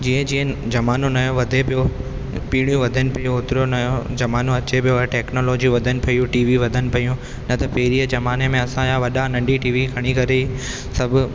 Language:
Sindhi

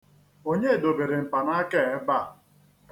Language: Igbo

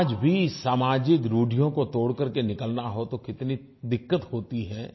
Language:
Hindi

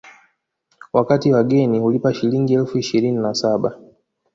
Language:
Swahili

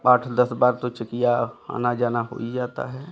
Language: Hindi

